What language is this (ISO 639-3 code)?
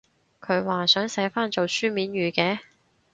yue